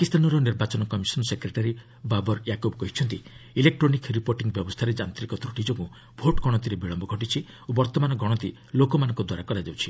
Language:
Odia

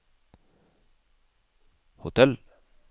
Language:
Norwegian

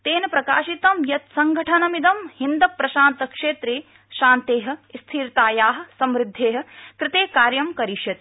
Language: Sanskrit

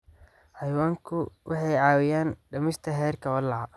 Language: Somali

